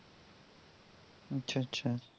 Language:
Bangla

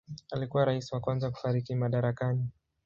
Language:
Swahili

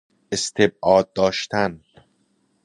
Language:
Persian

